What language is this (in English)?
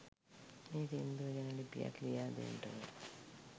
Sinhala